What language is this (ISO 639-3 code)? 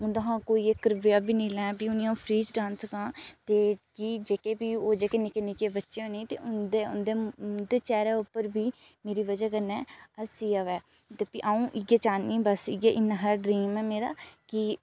doi